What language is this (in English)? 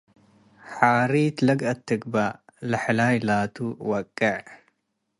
Tigre